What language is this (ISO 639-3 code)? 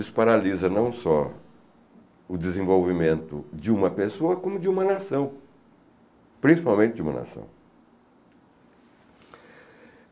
por